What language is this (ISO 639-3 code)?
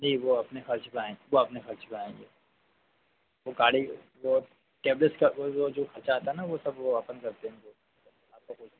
hin